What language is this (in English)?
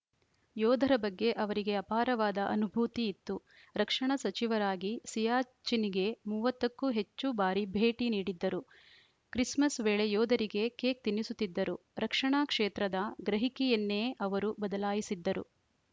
Kannada